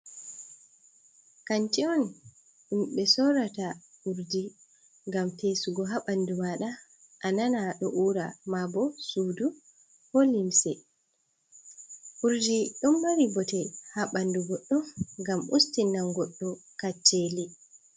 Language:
Fula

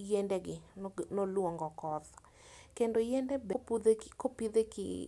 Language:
Luo (Kenya and Tanzania)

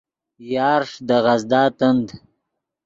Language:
Yidgha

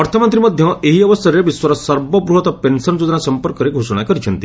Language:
Odia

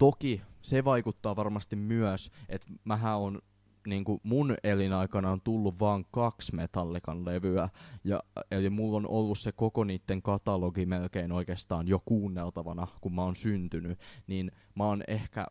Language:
Finnish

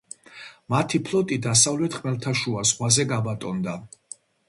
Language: Georgian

